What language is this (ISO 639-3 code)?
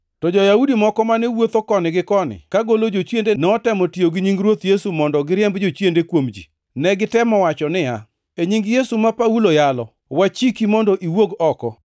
luo